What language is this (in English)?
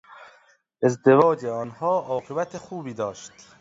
Persian